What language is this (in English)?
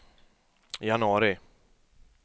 Swedish